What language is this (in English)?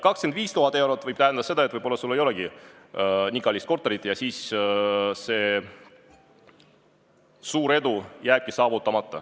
Estonian